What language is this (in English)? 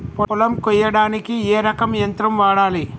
Telugu